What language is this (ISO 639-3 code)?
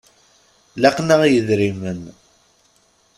kab